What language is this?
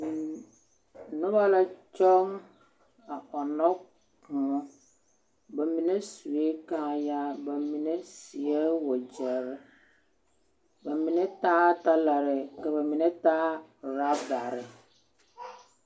Southern Dagaare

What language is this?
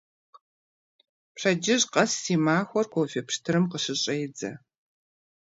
Kabardian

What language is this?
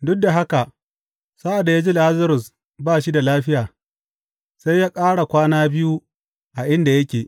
Hausa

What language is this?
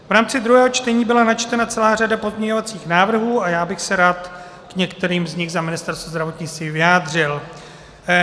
Czech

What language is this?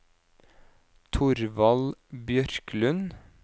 Norwegian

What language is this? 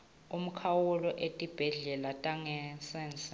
Swati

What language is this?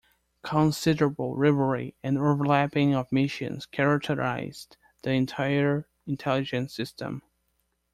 English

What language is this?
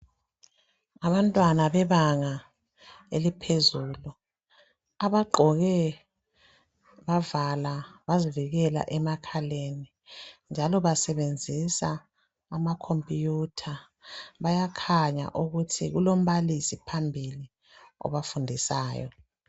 North Ndebele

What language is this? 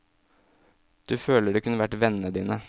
Norwegian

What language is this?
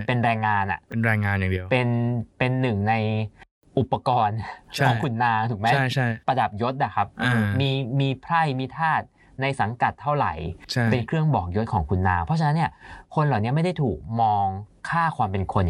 Thai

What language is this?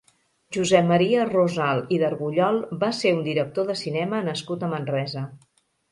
Catalan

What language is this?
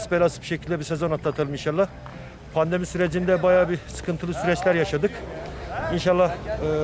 Turkish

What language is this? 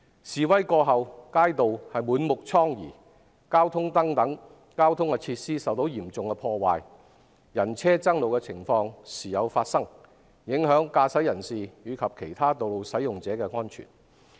Cantonese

